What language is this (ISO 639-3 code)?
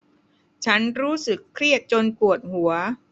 tha